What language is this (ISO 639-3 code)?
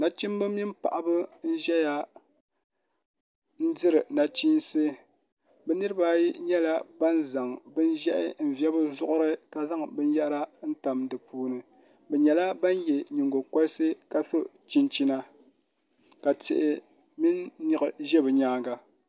dag